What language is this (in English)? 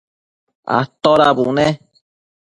Matsés